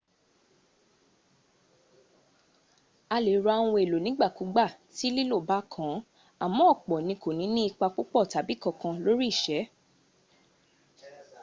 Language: Yoruba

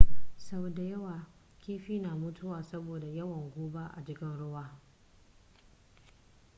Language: Hausa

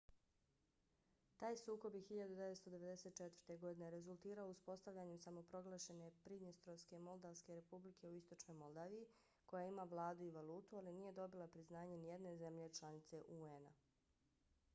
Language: Bosnian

